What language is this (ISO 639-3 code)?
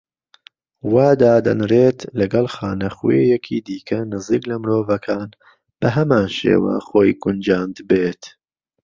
ckb